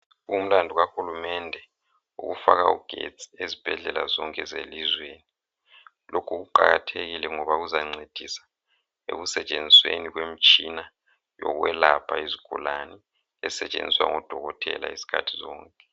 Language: North Ndebele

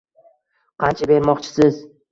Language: Uzbek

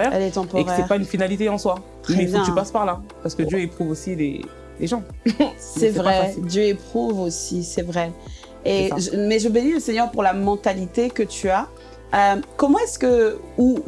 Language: French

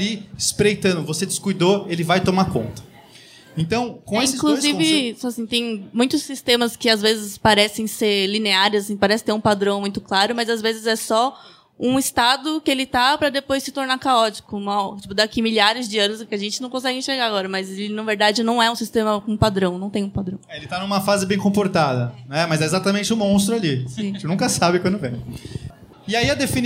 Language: Portuguese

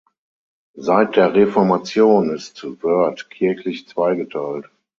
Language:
German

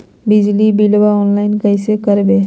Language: Magahi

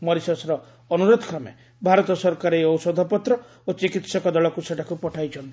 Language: Odia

